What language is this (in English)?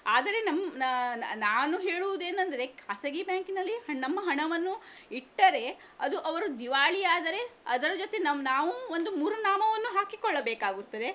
Kannada